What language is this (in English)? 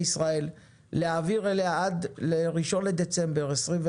Hebrew